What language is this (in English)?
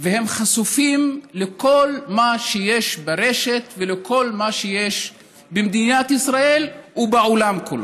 Hebrew